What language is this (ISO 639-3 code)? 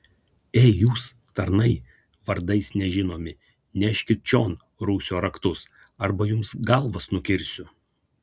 lit